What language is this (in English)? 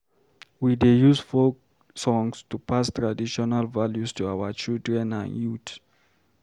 Nigerian Pidgin